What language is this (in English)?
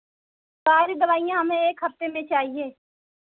Hindi